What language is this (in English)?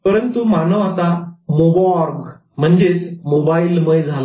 Marathi